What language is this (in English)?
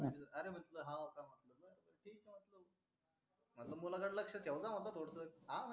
Marathi